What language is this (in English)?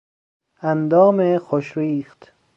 Persian